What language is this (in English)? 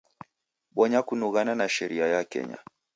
Taita